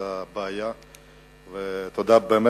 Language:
Hebrew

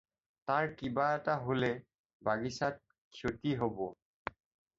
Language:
Assamese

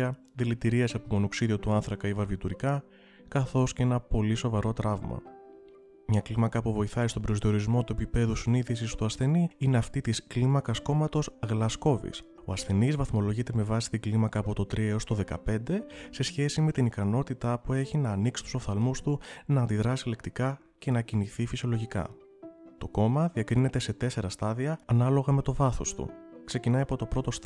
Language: Greek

